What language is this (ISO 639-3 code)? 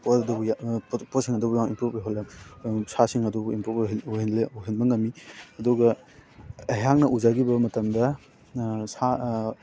mni